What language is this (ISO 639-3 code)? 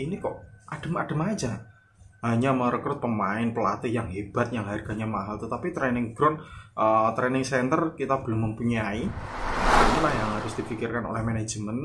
ind